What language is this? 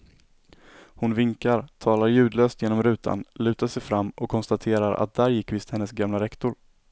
Swedish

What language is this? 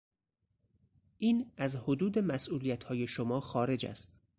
Persian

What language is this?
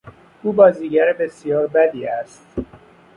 Persian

